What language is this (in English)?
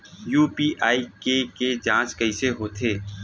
Chhattisgarhi